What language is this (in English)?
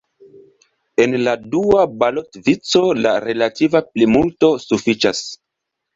Esperanto